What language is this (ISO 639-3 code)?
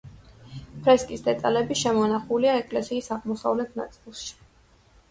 kat